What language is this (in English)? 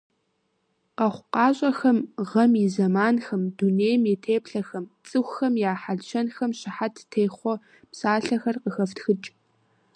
Kabardian